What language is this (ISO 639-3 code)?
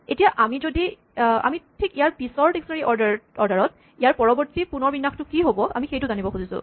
asm